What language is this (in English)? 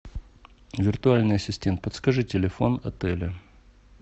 Russian